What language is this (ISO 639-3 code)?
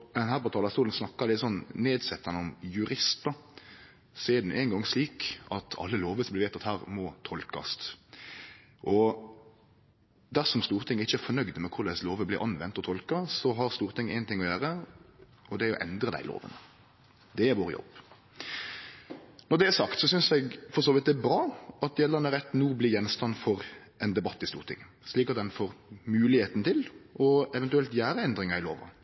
nno